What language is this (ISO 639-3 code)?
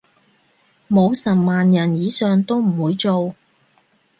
yue